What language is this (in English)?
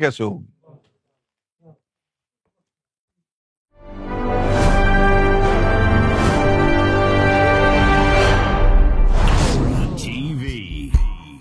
Urdu